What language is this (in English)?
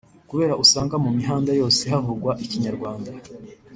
Kinyarwanda